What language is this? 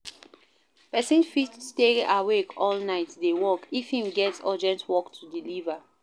Nigerian Pidgin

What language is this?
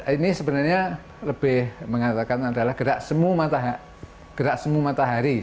Indonesian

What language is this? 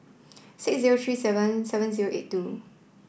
English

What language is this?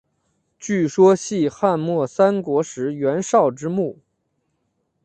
Chinese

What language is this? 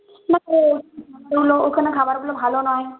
Bangla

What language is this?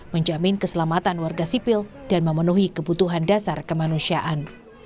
Indonesian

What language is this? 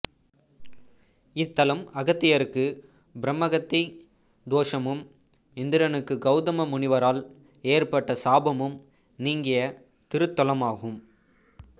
Tamil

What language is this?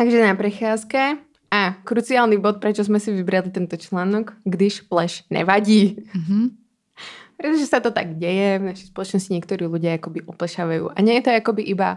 Czech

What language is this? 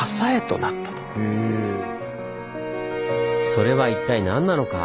Japanese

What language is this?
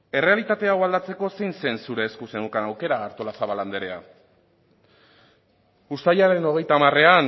Basque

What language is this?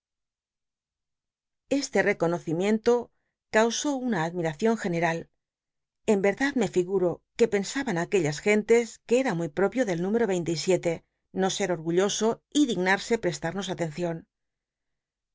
Spanish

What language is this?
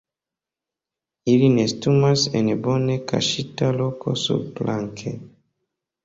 Esperanto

